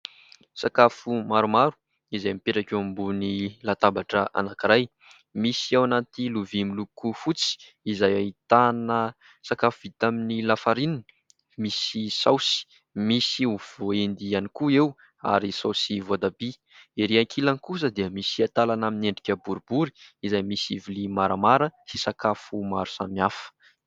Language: Malagasy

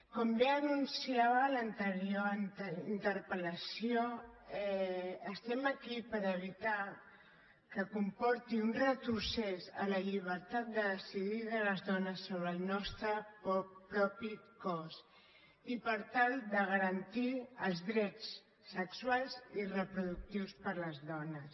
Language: Catalan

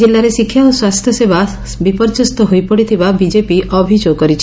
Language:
Odia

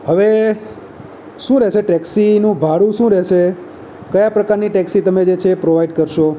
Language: Gujarati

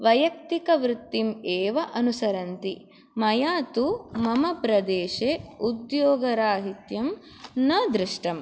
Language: Sanskrit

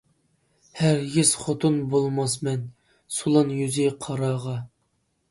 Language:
Uyghur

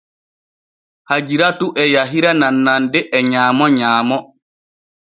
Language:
Borgu Fulfulde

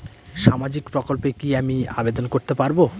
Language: Bangla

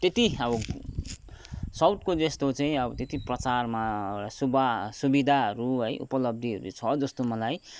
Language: Nepali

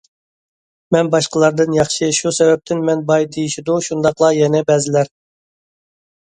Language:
Uyghur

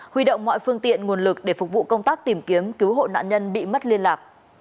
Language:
Vietnamese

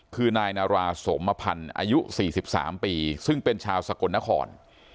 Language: Thai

